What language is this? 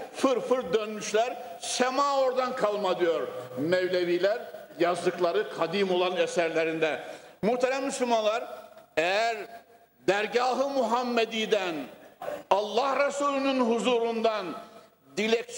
Turkish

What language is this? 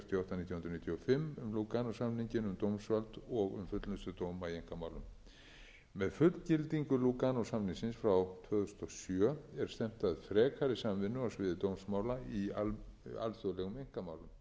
Icelandic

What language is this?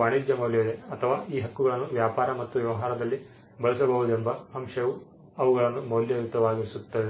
Kannada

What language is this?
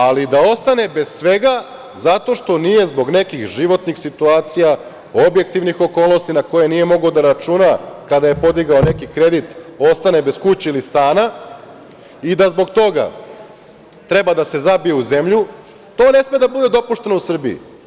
Serbian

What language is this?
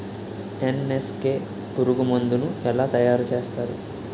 Telugu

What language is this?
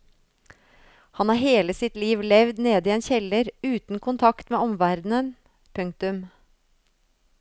Norwegian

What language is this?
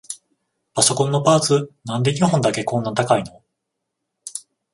Japanese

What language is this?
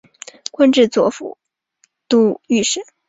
Chinese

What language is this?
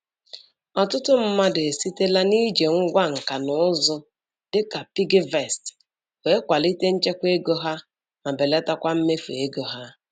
Igbo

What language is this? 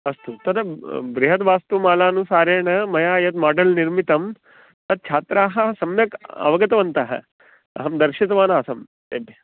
Sanskrit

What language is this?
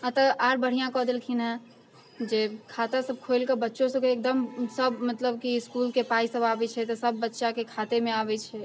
Maithili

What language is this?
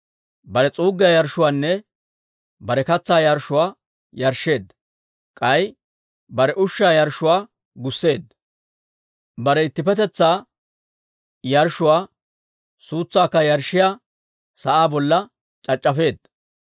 Dawro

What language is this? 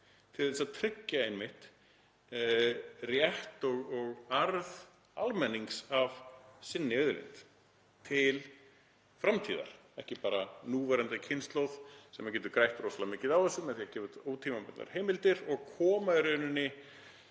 Icelandic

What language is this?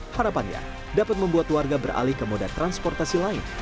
Indonesian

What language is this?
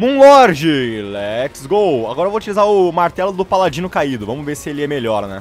Portuguese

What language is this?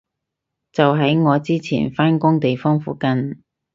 Cantonese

